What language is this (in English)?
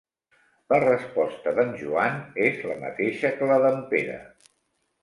Catalan